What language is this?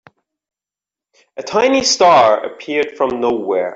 English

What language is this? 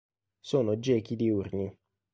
Italian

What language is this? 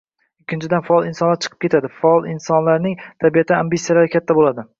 Uzbek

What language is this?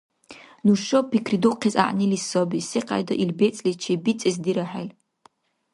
Dargwa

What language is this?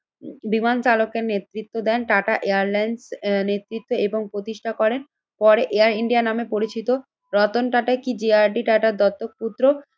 Bangla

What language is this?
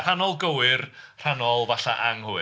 Welsh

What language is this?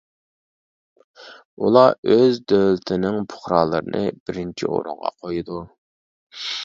Uyghur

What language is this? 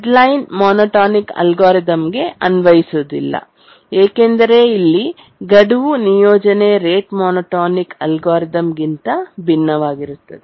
Kannada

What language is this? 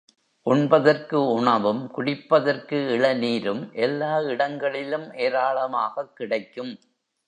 Tamil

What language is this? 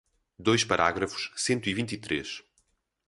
Portuguese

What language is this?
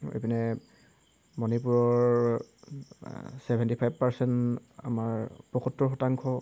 Assamese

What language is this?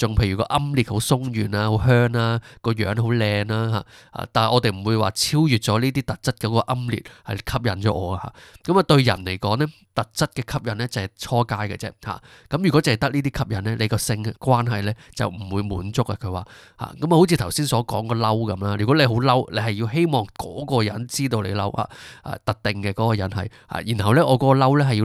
Chinese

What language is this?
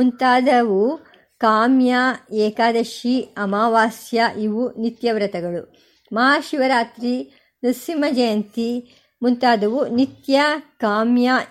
Kannada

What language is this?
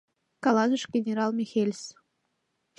Mari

